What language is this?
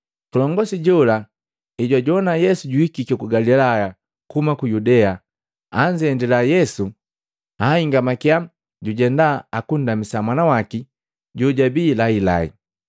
Matengo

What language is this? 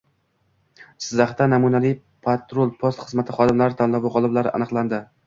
Uzbek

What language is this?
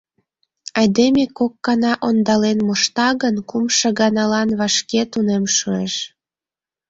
Mari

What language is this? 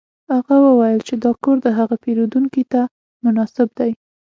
Pashto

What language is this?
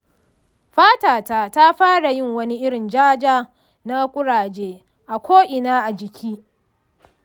Hausa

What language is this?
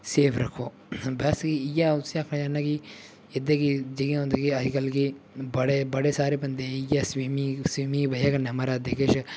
Dogri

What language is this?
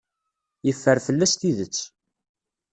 Kabyle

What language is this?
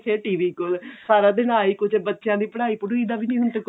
Punjabi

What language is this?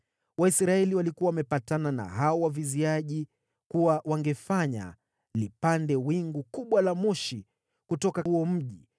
Swahili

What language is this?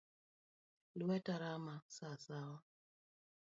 Luo (Kenya and Tanzania)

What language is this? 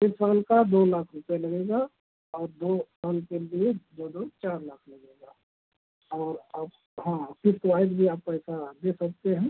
Hindi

